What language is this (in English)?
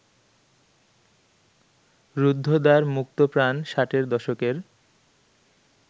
Bangla